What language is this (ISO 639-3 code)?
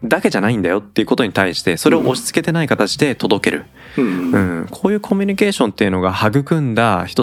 jpn